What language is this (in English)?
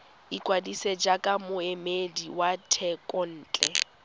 Tswana